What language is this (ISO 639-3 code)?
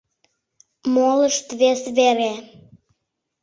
chm